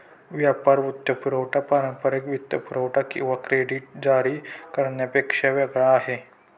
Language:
Marathi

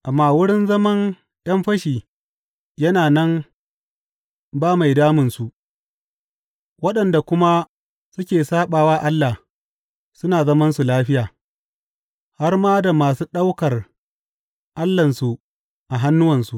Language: Hausa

